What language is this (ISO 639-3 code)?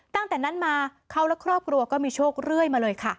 tha